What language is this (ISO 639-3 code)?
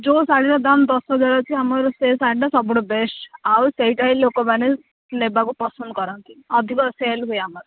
ori